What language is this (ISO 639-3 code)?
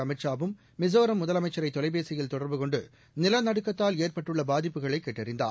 tam